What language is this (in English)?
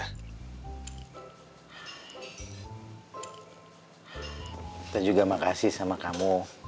Indonesian